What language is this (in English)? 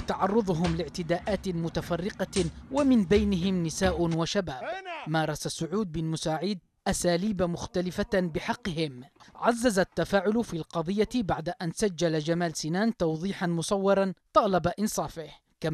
Arabic